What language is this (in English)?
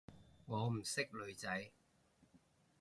Cantonese